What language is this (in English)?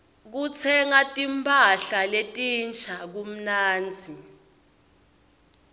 Swati